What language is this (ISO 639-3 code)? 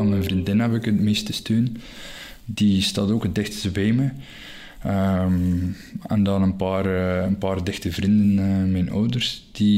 nld